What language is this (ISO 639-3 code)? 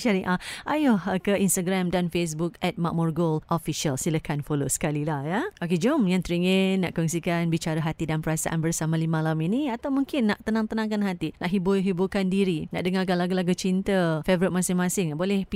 msa